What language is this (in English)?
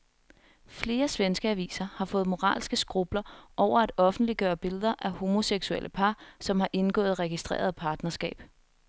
Danish